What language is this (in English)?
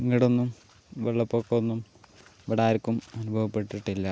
Malayalam